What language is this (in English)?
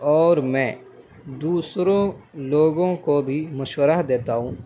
Urdu